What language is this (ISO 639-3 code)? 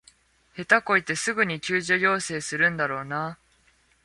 jpn